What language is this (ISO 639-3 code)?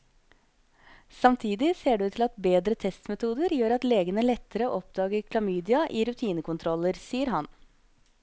nor